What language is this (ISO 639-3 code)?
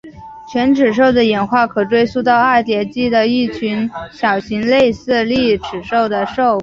zho